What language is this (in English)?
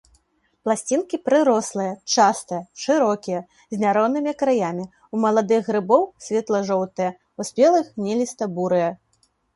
Belarusian